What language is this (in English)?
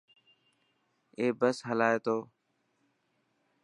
Dhatki